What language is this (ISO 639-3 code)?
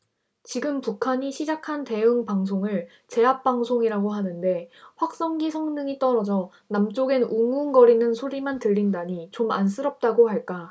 kor